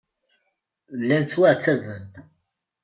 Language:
Kabyle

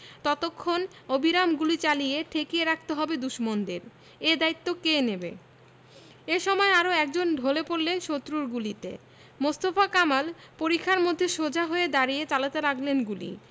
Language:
Bangla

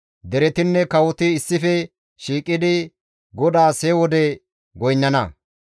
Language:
Gamo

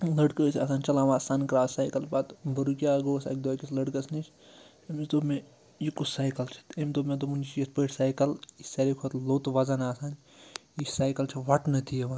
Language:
Kashmiri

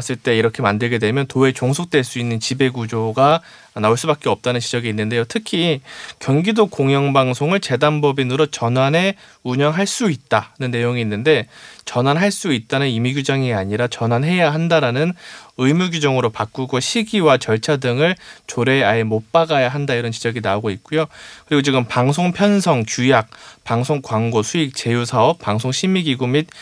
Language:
Korean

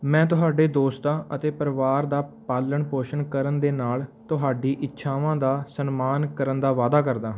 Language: Punjabi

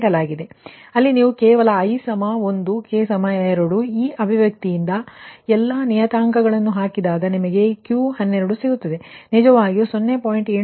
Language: Kannada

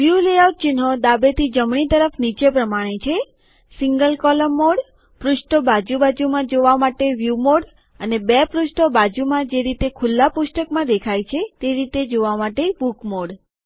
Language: Gujarati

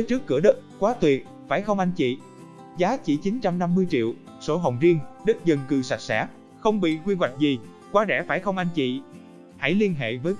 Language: Vietnamese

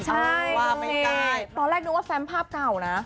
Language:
Thai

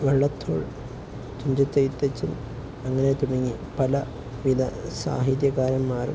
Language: Malayalam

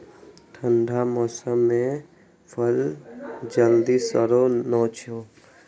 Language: Maithili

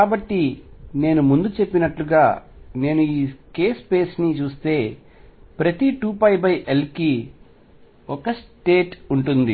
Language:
Telugu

